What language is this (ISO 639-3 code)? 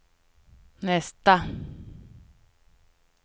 swe